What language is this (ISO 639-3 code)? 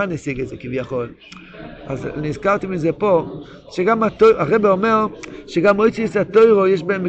heb